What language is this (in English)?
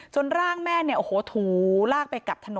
Thai